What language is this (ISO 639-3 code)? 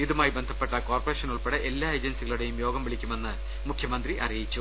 mal